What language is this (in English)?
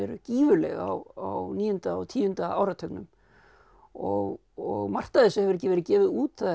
Icelandic